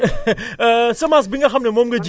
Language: Wolof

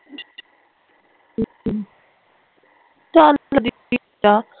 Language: Punjabi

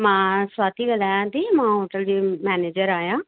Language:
Sindhi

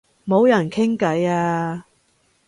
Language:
Cantonese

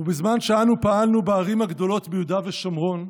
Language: Hebrew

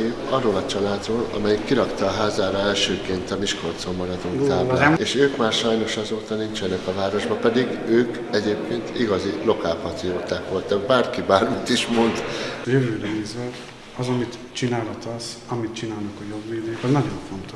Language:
Hungarian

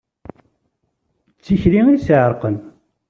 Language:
Kabyle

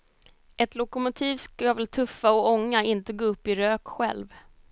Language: Swedish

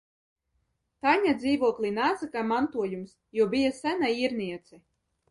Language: Latvian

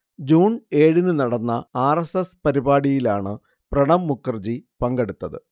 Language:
Malayalam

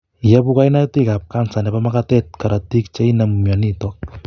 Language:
Kalenjin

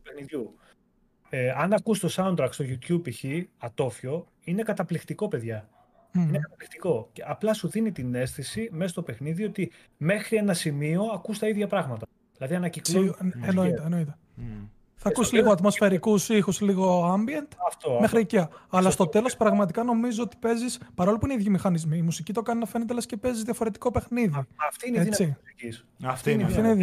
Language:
Greek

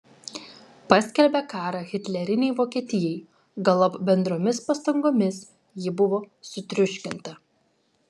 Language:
Lithuanian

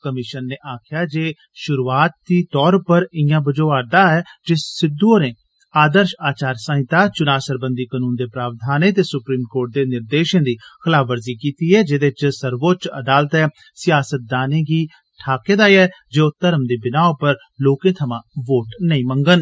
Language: Dogri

